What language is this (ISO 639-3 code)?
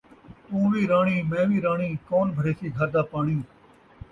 skr